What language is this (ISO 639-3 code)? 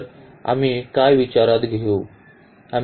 mar